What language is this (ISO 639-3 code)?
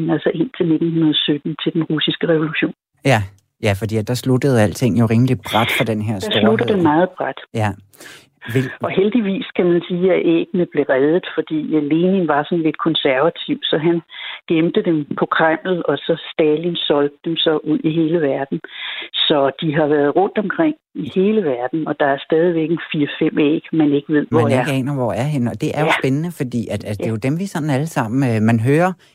dan